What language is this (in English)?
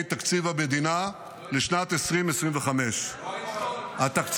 Hebrew